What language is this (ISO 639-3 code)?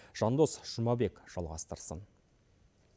kaz